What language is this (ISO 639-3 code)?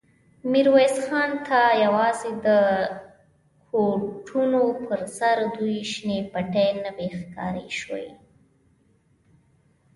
pus